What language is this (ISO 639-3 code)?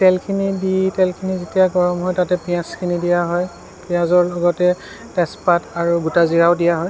asm